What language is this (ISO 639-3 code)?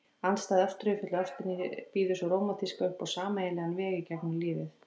isl